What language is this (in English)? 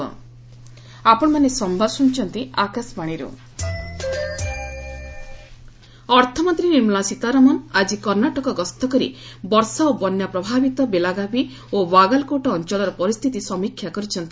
Odia